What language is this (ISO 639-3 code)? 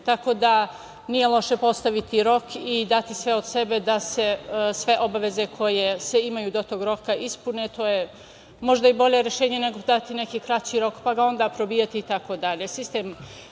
srp